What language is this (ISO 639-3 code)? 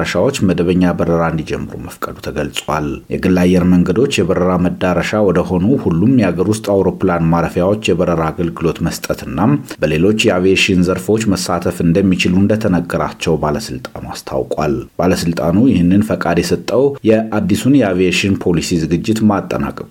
amh